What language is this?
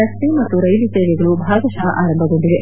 Kannada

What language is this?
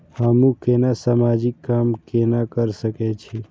Maithili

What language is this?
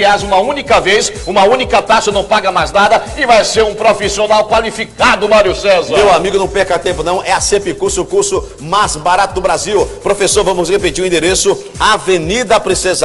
Portuguese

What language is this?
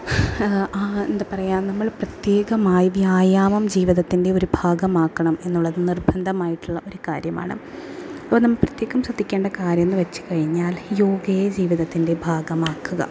Malayalam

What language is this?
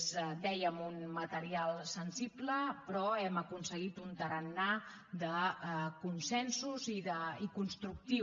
Catalan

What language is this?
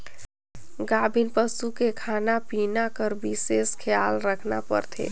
Chhattisgarhi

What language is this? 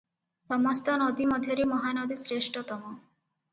Odia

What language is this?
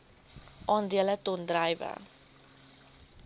Afrikaans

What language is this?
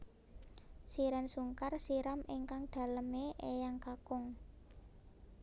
Javanese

